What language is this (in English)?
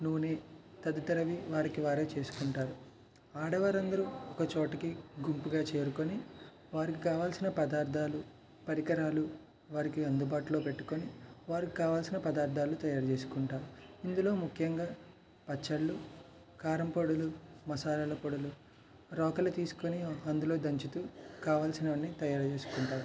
Telugu